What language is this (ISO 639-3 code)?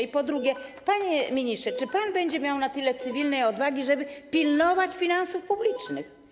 pol